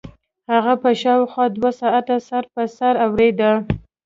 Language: Pashto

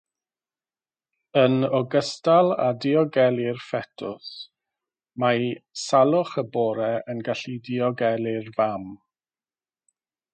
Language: Welsh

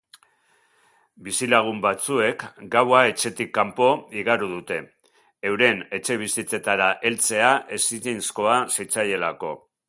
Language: Basque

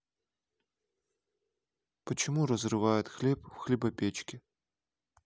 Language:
Russian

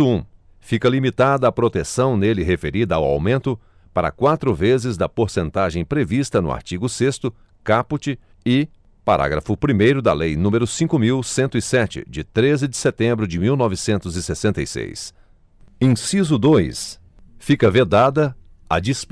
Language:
Portuguese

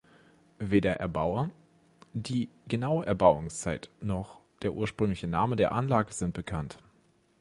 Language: German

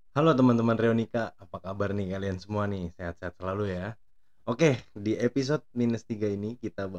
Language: Indonesian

